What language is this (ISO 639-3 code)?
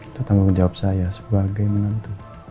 ind